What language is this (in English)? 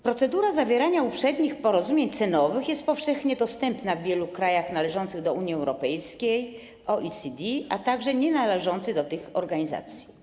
Polish